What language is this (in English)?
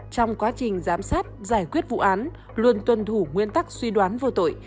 Vietnamese